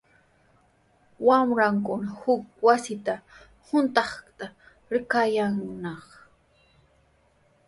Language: Sihuas Ancash Quechua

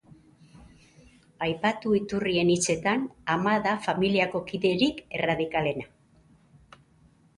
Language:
Basque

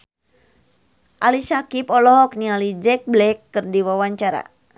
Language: Sundanese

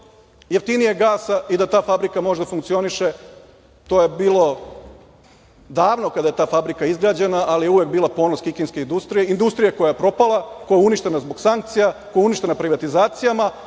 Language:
Serbian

